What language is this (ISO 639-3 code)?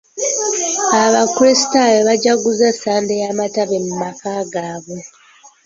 lug